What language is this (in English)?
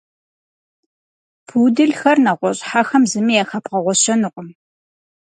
Kabardian